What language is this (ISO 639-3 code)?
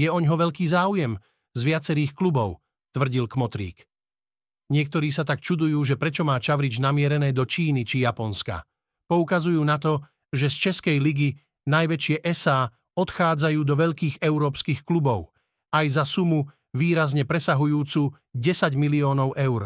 slk